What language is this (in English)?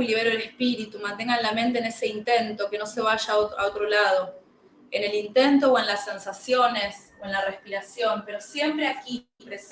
Spanish